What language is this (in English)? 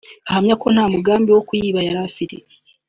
Kinyarwanda